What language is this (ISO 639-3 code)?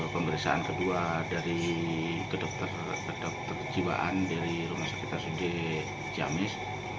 ind